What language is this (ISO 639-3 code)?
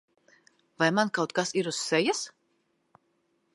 lav